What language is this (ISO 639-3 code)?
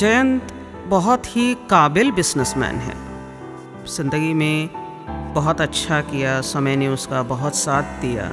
hin